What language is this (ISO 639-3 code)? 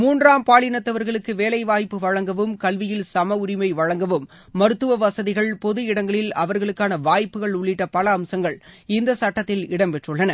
tam